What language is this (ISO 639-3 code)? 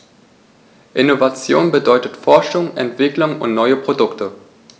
deu